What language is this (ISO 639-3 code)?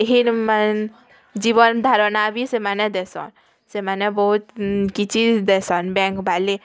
ori